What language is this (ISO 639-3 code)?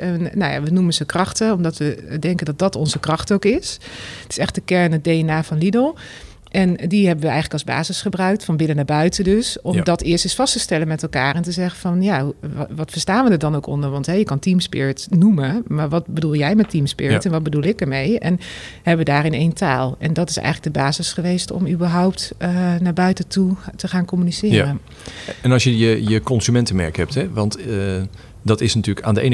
nld